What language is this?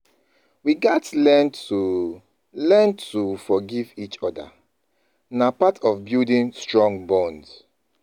Nigerian Pidgin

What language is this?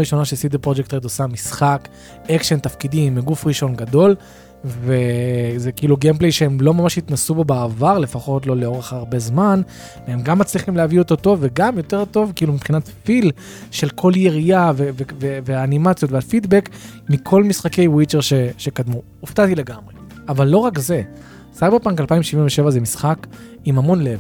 Hebrew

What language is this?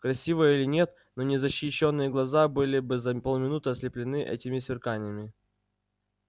Russian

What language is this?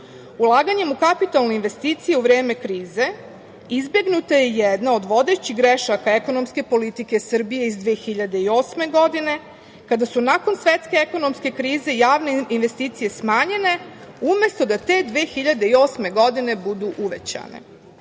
Serbian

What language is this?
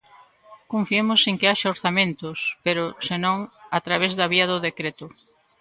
Galician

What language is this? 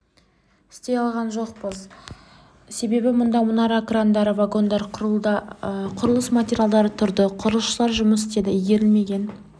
Kazakh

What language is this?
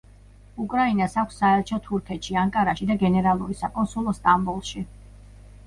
Georgian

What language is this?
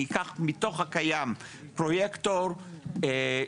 Hebrew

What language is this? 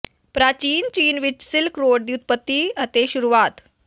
Punjabi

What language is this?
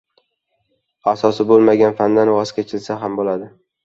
Uzbek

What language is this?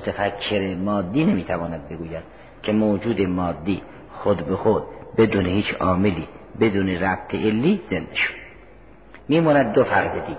Persian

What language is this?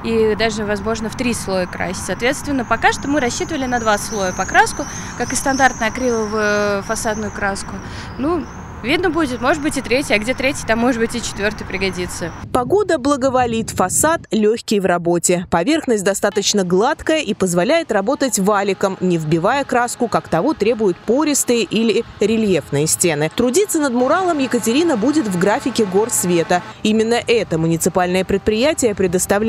Russian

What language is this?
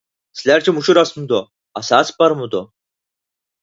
Uyghur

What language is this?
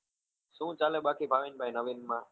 Gujarati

